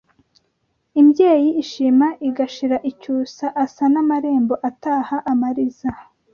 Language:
Kinyarwanda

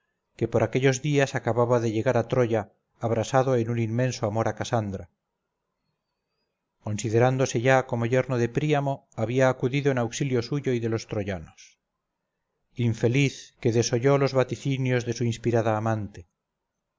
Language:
Spanish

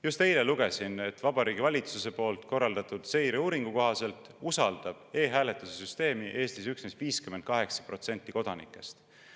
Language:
Estonian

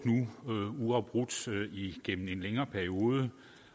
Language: Danish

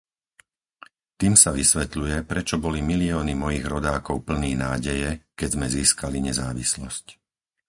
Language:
Slovak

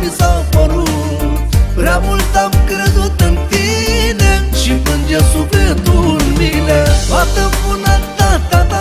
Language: Romanian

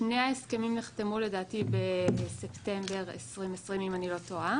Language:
Hebrew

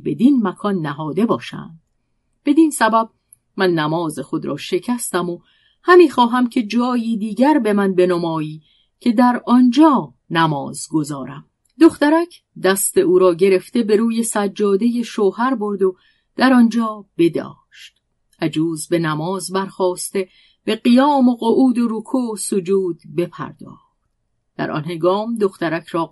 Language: Persian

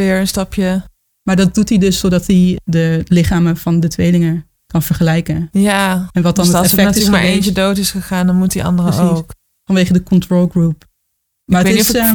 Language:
Dutch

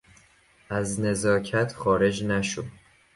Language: Persian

